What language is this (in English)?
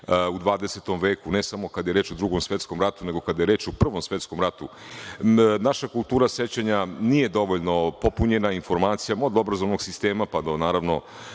Serbian